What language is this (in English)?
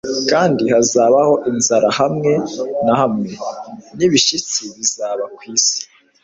Kinyarwanda